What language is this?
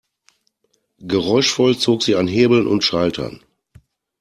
German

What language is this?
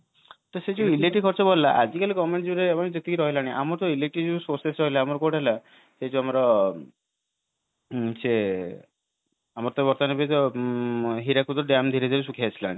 Odia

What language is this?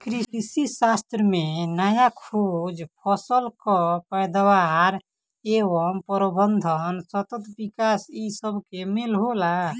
Bhojpuri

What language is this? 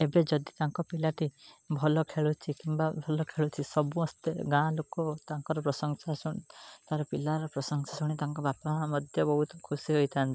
Odia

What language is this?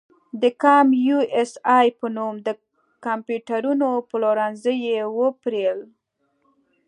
Pashto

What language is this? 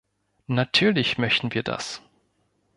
German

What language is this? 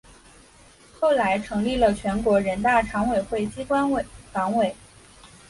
Chinese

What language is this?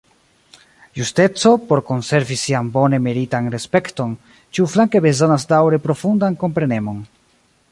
Esperanto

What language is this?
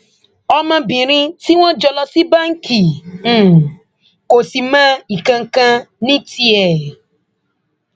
Yoruba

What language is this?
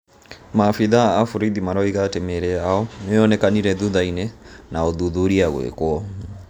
Kikuyu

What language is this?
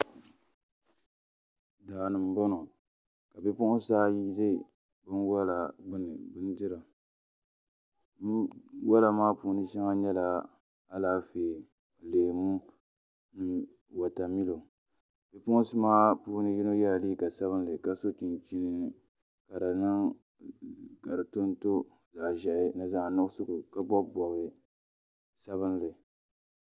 Dagbani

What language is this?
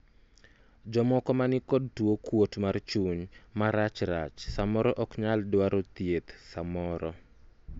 Luo (Kenya and Tanzania)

